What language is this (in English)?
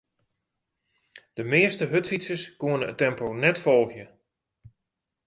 Western Frisian